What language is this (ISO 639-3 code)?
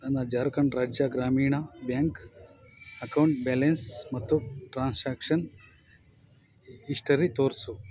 kan